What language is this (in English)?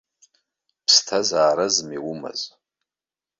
Abkhazian